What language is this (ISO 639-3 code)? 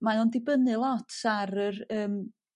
cym